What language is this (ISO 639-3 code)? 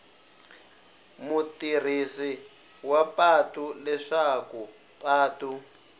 tso